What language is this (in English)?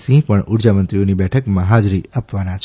Gujarati